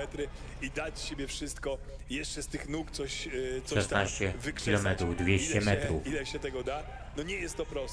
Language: Polish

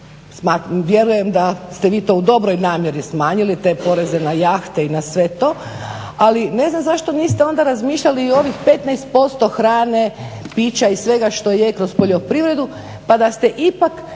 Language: Croatian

